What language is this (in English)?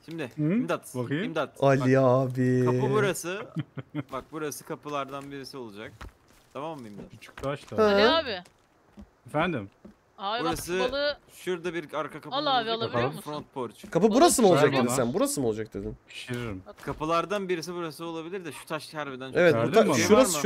Turkish